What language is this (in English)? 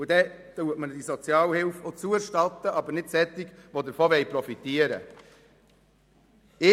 Swiss German